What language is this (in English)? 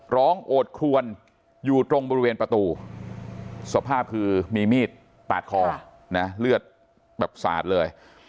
Thai